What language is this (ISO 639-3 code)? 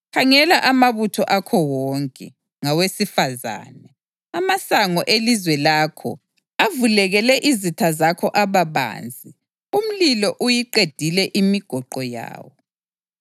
nde